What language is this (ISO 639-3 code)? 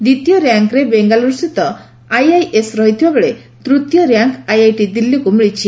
ori